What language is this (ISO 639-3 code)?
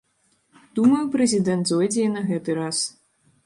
bel